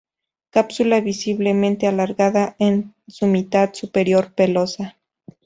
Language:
Spanish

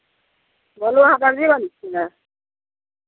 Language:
Maithili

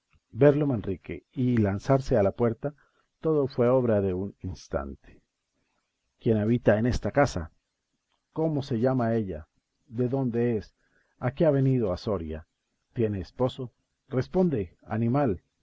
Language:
Spanish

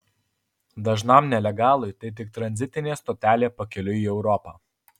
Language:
Lithuanian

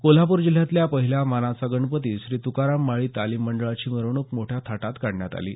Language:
Marathi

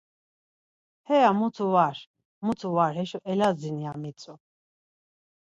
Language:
Laz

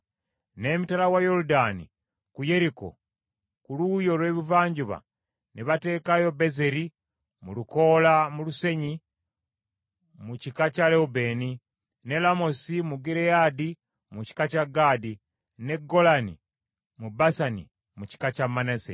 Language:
Ganda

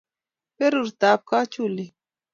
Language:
Kalenjin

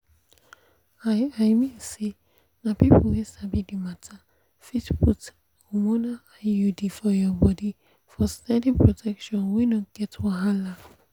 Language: Nigerian Pidgin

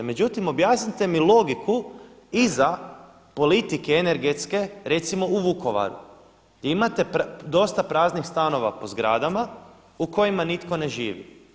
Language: Croatian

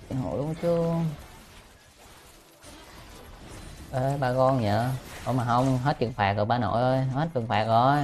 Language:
Vietnamese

